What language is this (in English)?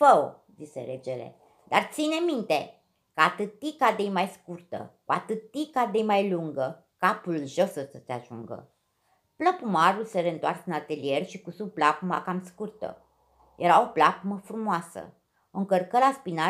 Romanian